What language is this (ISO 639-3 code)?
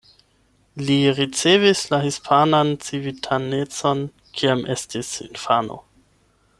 epo